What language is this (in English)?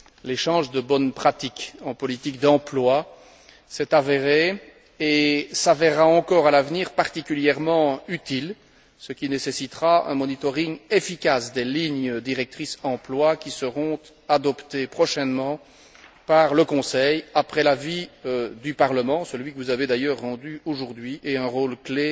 French